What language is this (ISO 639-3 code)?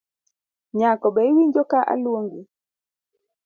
luo